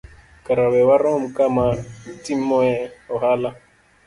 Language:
Luo (Kenya and Tanzania)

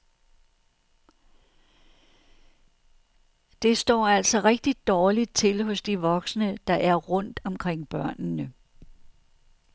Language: Danish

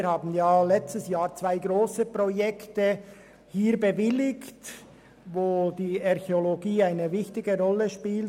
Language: Swiss German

